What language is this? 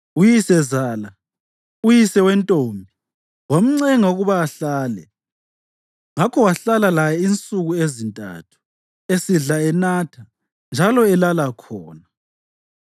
North Ndebele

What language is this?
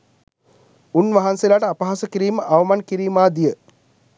Sinhala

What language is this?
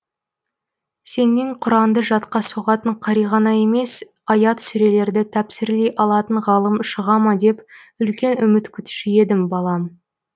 Kazakh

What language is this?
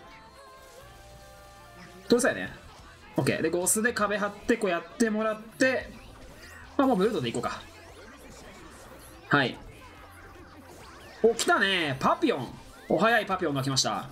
Japanese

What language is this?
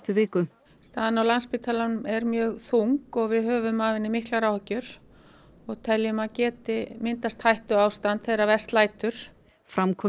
Icelandic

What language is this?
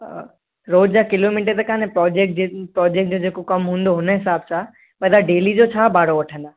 Sindhi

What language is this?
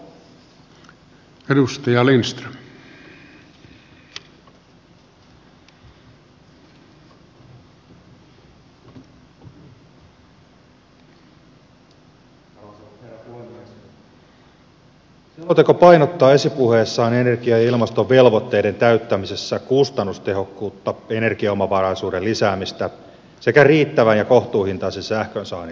Finnish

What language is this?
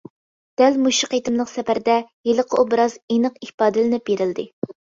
Uyghur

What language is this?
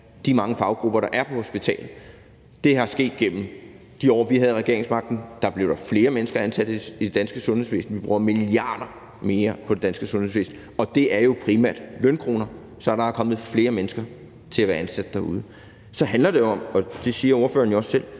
Danish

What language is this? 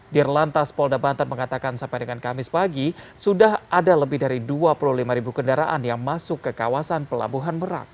Indonesian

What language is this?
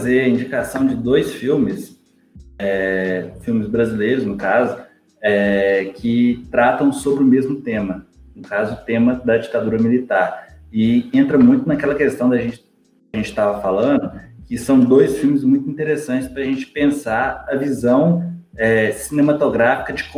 Portuguese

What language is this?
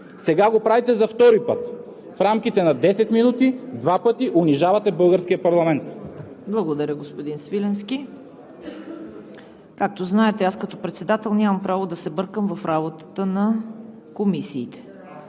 Bulgarian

